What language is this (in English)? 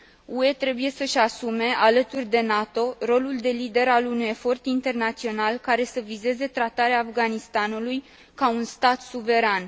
Romanian